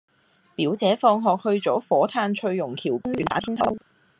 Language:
Cantonese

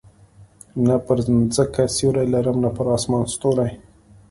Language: Pashto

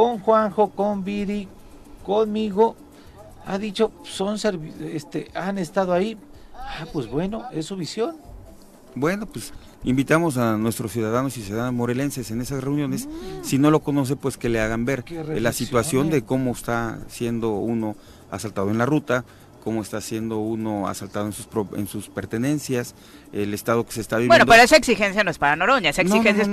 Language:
Spanish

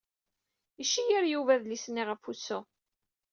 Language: Kabyle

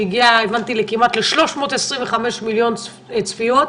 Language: Hebrew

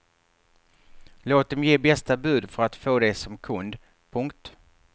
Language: Swedish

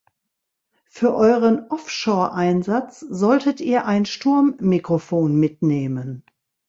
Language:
German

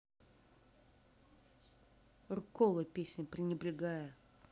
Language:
Russian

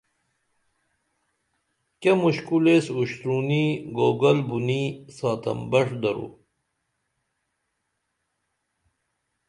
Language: Dameli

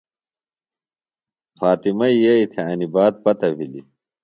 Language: Phalura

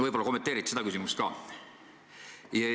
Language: Estonian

